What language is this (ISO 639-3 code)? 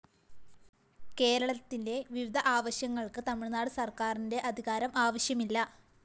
mal